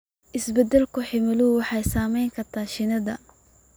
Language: Somali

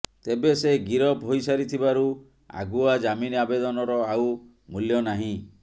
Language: Odia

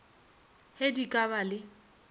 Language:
Northern Sotho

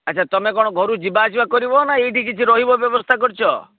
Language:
Odia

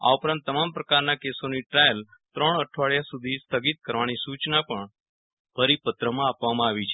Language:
Gujarati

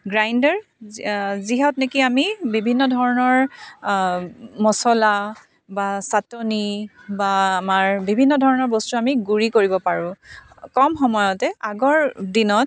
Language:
Assamese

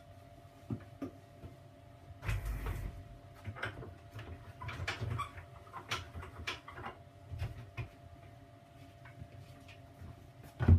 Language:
German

